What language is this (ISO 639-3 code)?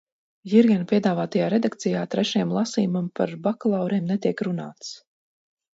lav